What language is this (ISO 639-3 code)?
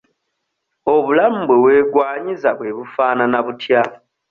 lug